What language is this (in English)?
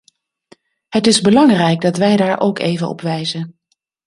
Dutch